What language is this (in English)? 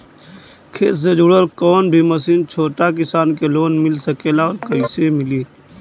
Bhojpuri